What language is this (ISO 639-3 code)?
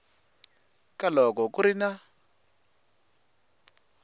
tso